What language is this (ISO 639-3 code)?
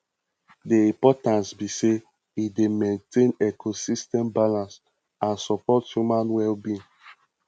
pcm